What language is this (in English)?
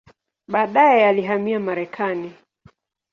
Swahili